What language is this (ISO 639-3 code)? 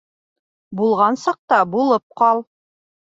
bak